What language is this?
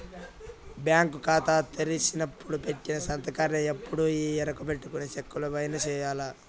Telugu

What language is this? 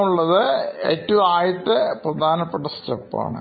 Malayalam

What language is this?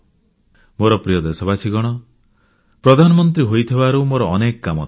Odia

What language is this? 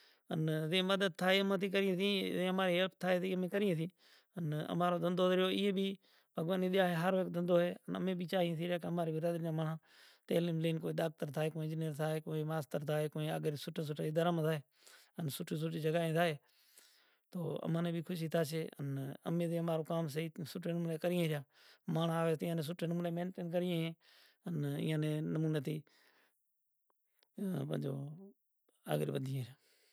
Kachi Koli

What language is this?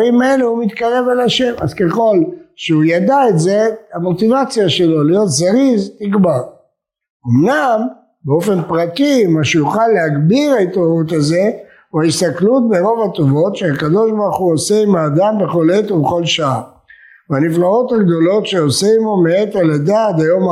Hebrew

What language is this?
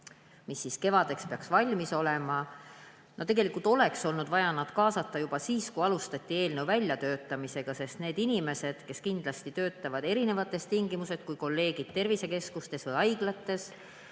Estonian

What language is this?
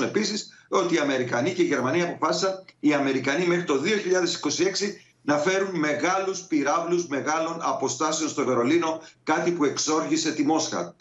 Greek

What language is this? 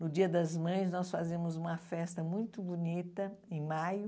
Portuguese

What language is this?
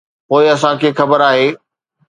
Sindhi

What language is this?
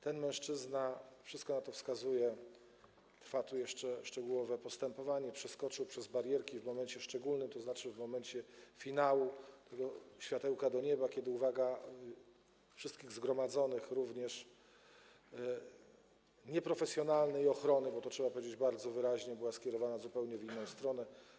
Polish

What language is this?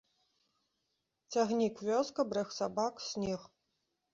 Belarusian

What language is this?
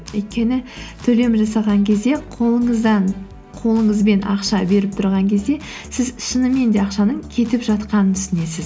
Kazakh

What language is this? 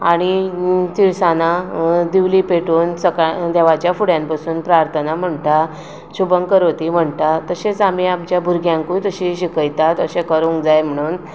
Konkani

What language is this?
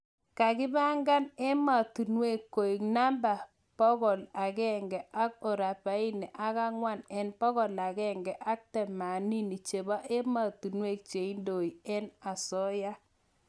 Kalenjin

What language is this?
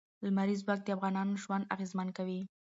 Pashto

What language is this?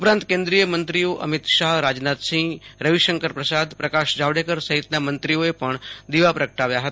Gujarati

